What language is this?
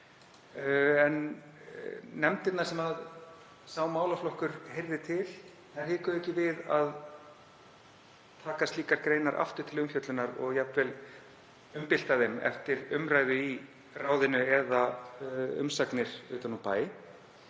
Icelandic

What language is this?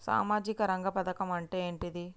Telugu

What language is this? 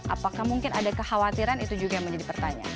Indonesian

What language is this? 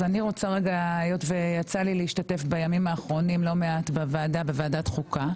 Hebrew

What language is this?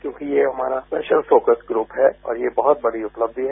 Hindi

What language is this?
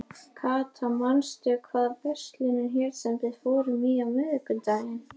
Icelandic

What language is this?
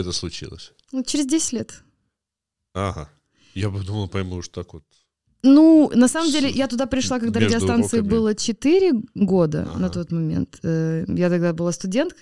Russian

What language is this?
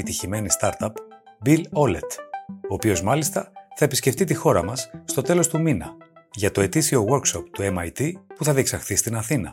Greek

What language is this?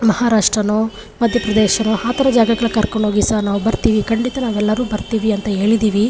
Kannada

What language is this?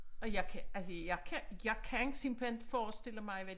Danish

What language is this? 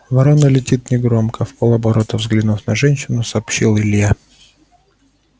Russian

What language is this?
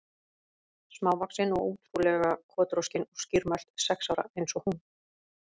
Icelandic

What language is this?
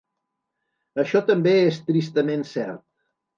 Catalan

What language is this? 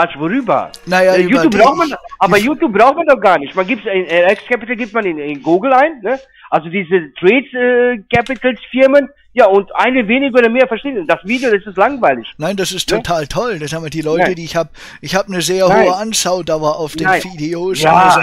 German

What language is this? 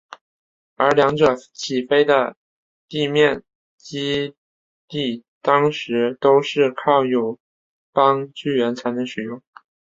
Chinese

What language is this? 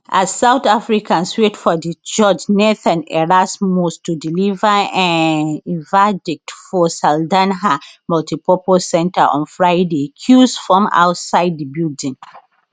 Nigerian Pidgin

